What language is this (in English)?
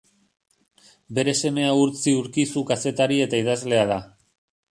Basque